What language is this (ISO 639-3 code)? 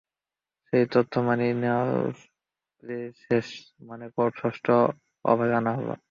ben